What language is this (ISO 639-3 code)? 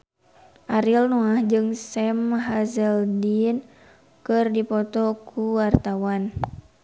sun